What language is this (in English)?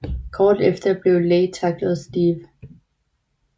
Danish